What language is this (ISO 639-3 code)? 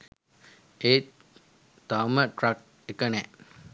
sin